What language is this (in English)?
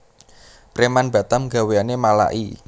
Javanese